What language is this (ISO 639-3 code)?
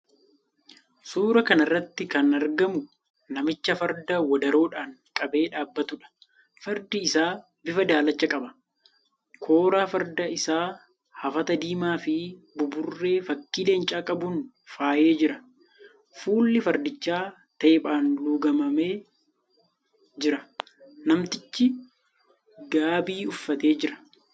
orm